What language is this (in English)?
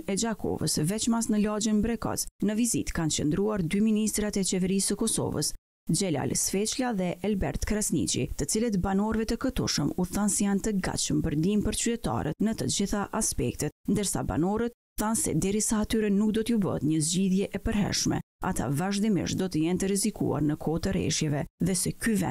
Romanian